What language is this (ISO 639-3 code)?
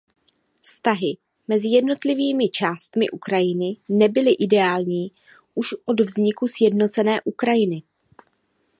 ces